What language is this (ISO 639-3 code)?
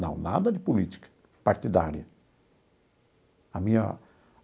por